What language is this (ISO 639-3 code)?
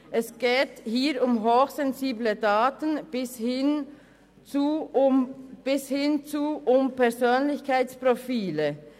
gsw